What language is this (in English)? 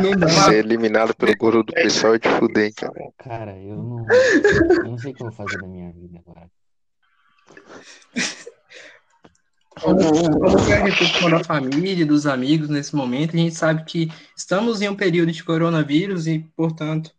Portuguese